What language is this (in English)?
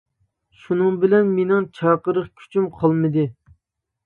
Uyghur